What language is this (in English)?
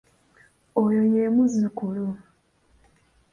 Ganda